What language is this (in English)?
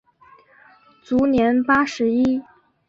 Chinese